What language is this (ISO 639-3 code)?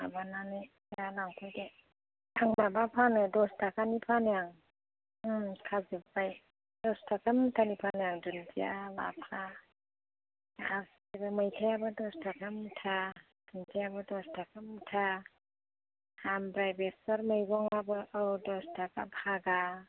brx